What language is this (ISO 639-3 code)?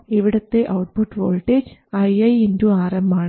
mal